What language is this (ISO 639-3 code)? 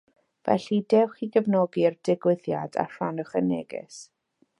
cym